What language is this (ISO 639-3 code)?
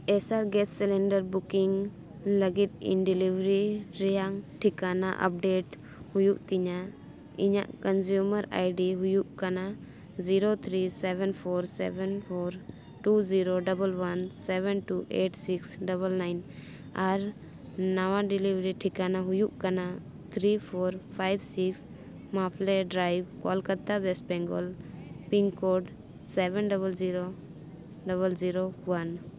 sat